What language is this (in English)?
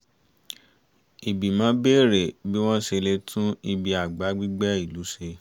Yoruba